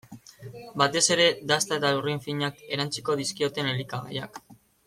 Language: Basque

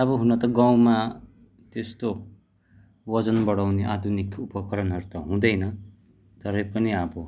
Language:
Nepali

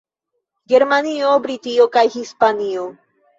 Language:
Esperanto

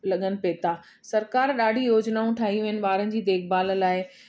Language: Sindhi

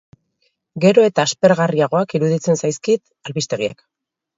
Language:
Basque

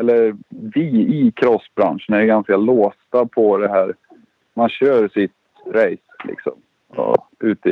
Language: Swedish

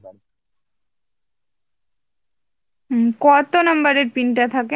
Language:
Bangla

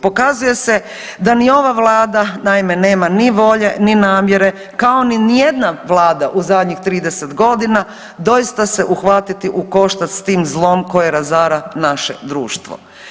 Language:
Croatian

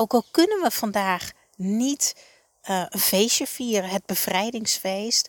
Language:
Dutch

